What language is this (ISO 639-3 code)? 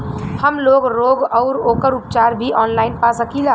bho